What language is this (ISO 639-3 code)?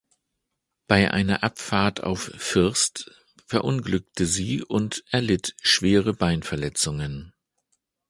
deu